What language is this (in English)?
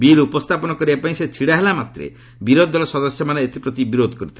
Odia